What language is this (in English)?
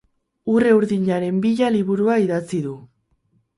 Basque